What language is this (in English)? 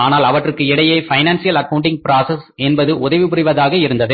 Tamil